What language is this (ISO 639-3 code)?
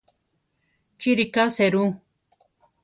tar